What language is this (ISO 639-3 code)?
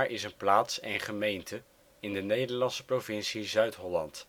nld